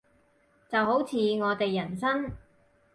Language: Cantonese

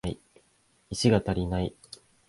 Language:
Japanese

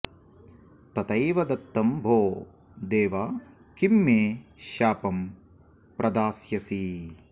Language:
Sanskrit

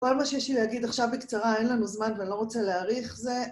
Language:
Hebrew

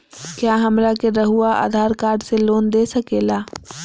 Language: Magahi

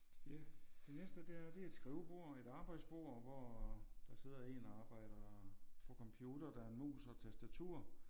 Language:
Danish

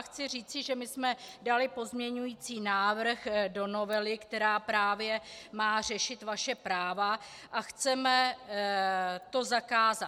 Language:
Czech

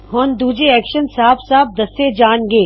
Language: Punjabi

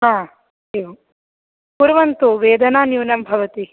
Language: Sanskrit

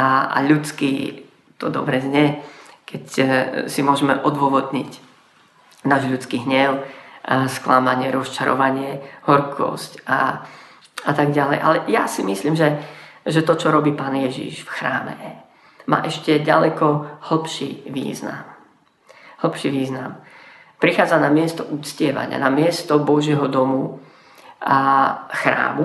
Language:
Slovak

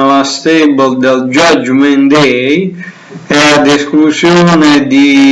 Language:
Italian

